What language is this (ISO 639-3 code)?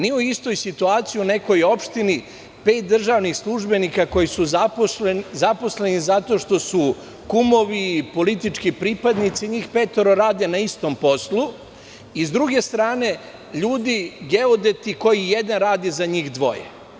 srp